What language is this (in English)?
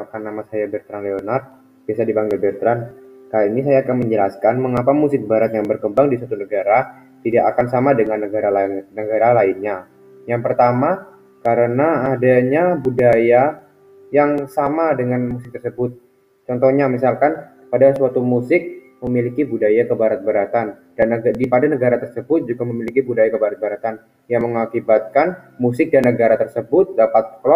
Indonesian